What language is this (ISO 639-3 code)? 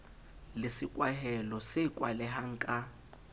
sot